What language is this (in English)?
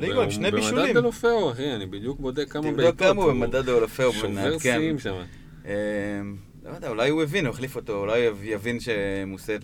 Hebrew